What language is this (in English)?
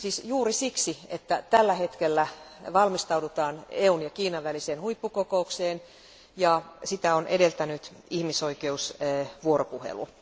Finnish